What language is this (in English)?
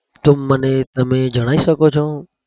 Gujarati